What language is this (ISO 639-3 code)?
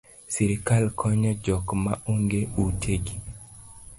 luo